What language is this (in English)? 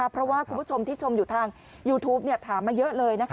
Thai